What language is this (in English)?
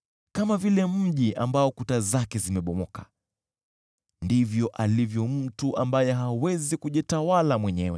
Swahili